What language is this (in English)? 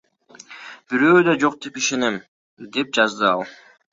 Kyrgyz